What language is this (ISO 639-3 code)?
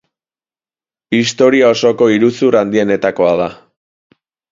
eus